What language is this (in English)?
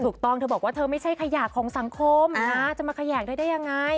Thai